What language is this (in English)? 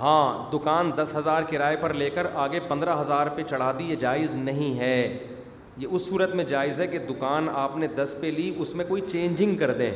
Urdu